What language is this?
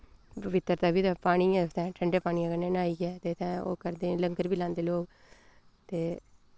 Dogri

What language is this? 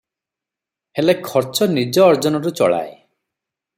Odia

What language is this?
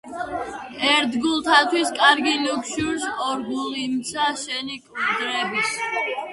Georgian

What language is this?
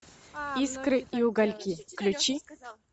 Russian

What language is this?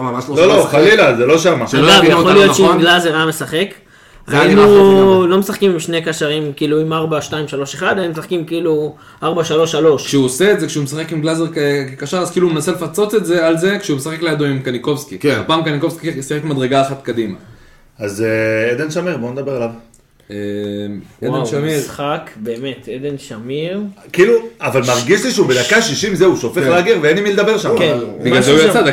Hebrew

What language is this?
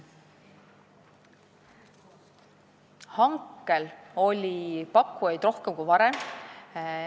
Estonian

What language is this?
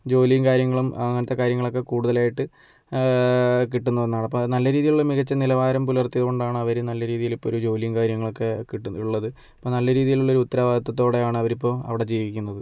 Malayalam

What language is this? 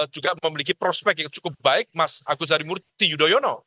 Indonesian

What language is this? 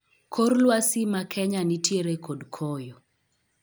Luo (Kenya and Tanzania)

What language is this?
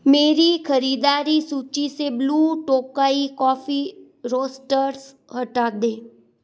Hindi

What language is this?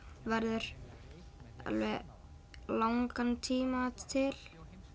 Icelandic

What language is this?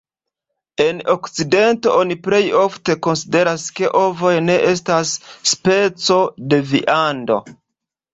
Esperanto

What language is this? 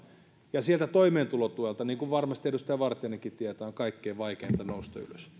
Finnish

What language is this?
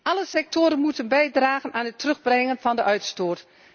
Dutch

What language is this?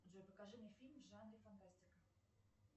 Russian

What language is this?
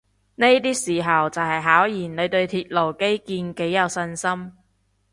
Cantonese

